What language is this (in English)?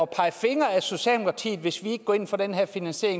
Danish